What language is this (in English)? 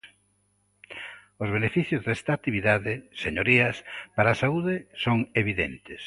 Galician